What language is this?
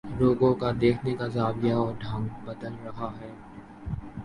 Urdu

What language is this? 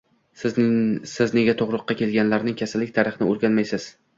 Uzbek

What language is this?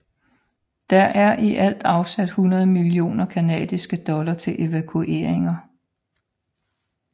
Danish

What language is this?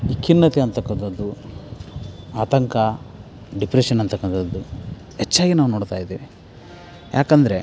Kannada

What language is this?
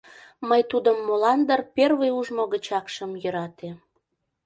Mari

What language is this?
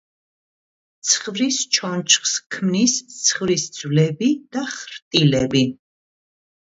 Georgian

